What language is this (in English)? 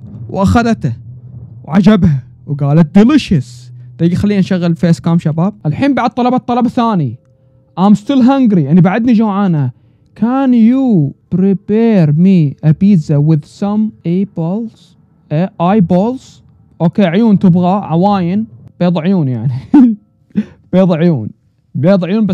Arabic